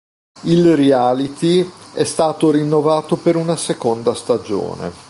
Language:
Italian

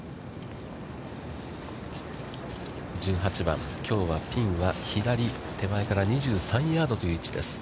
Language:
Japanese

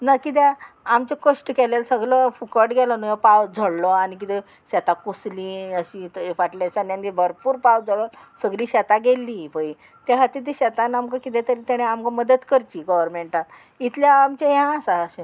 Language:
Konkani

